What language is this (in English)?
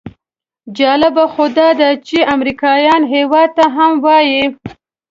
Pashto